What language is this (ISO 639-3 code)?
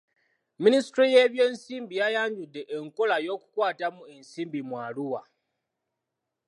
lug